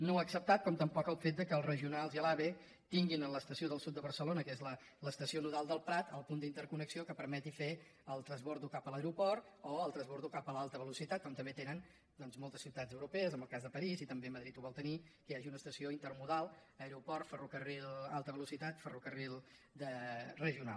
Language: Catalan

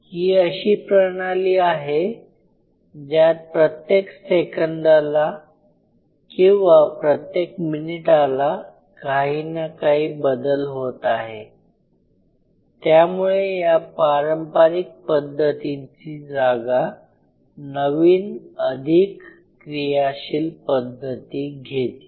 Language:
Marathi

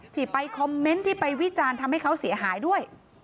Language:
Thai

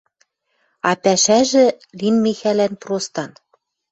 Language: Western Mari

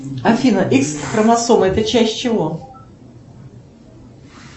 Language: Russian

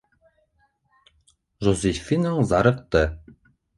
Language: Bashkir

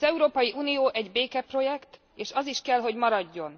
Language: Hungarian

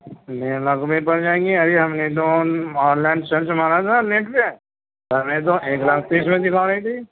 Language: Urdu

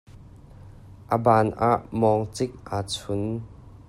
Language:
Hakha Chin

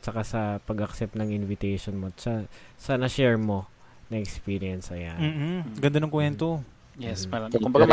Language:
Filipino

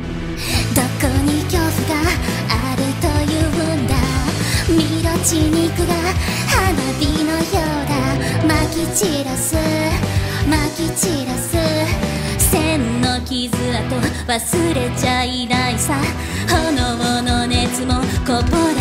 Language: Japanese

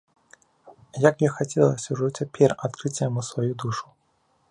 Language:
Belarusian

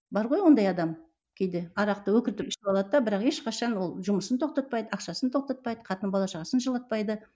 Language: Kazakh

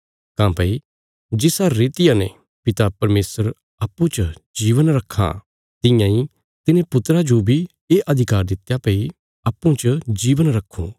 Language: Bilaspuri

